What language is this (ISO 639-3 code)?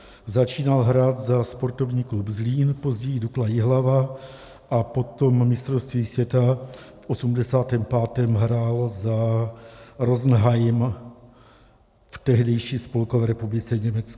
ces